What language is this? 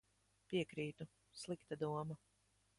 Latvian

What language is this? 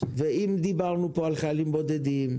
Hebrew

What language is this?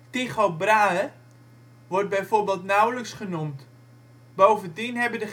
Dutch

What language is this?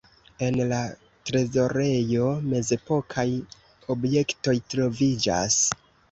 Esperanto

